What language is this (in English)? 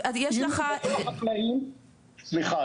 Hebrew